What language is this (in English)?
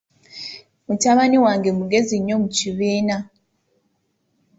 Ganda